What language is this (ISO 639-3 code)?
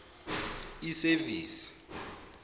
zul